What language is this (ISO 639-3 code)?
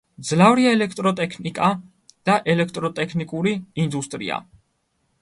kat